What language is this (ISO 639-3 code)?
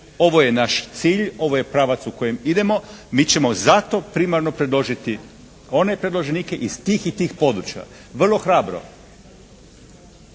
hrv